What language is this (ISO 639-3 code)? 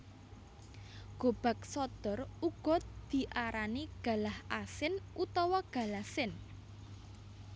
jav